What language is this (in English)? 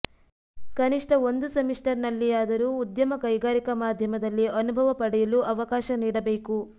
Kannada